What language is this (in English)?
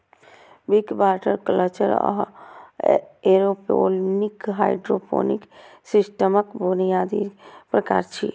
Maithili